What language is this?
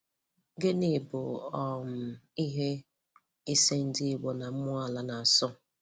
Igbo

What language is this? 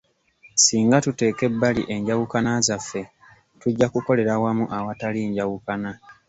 Ganda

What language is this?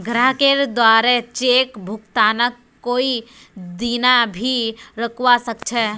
Magahi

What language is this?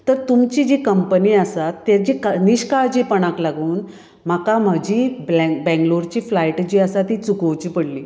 Konkani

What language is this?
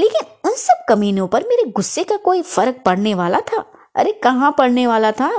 Hindi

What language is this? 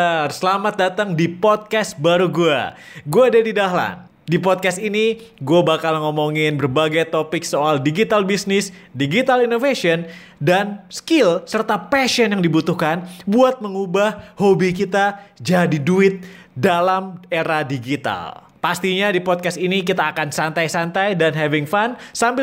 Indonesian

